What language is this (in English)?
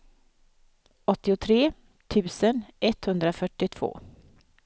Swedish